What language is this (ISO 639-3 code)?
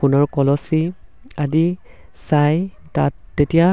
asm